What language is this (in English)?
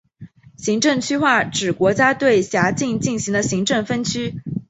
Chinese